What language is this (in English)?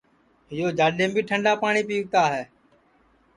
Sansi